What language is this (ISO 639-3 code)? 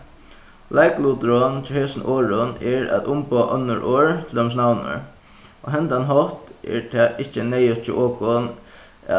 fao